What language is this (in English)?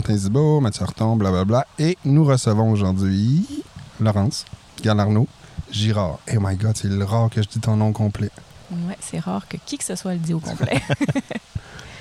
French